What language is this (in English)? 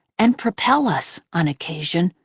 English